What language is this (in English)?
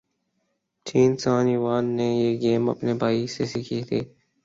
Urdu